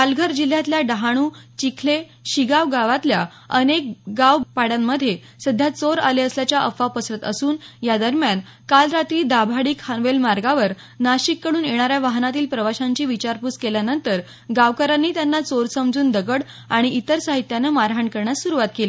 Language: Marathi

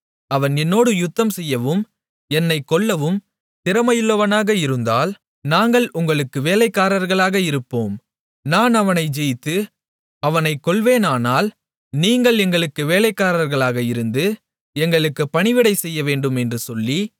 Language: Tamil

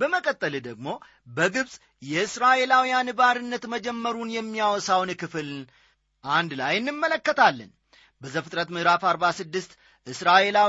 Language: Amharic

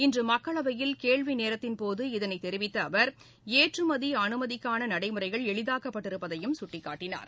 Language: Tamil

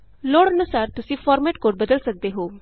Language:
Punjabi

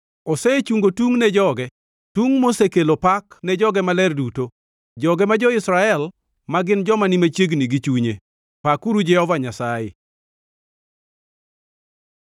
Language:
Luo (Kenya and Tanzania)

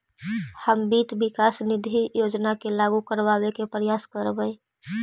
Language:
Magahi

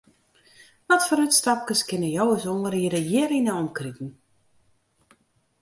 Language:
Western Frisian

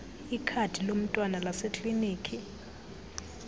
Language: Xhosa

